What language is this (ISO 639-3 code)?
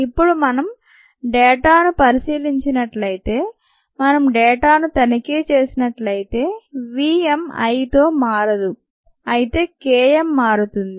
tel